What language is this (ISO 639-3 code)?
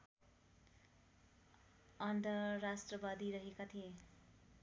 nep